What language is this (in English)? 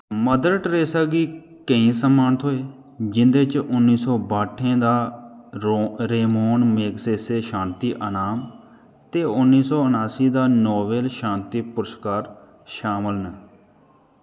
Dogri